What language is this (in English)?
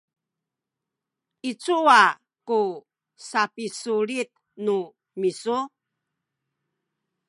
Sakizaya